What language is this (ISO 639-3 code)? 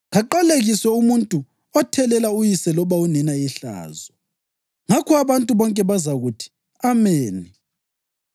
nde